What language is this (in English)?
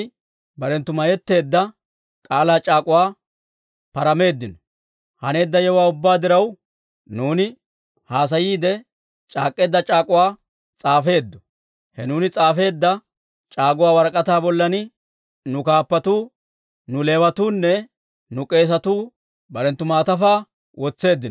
Dawro